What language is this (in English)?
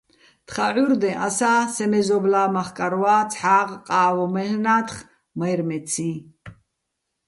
Bats